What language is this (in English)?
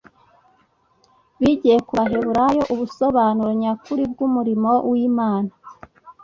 Kinyarwanda